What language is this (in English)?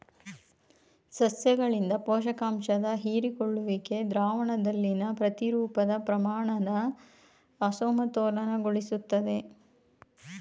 Kannada